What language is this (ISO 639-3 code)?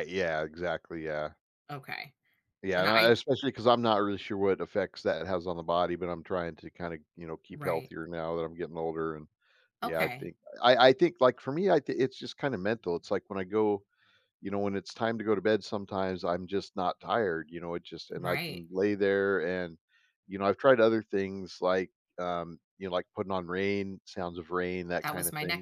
eng